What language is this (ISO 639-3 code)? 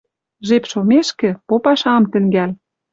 mrj